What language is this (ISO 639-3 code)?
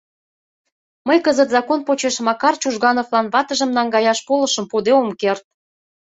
chm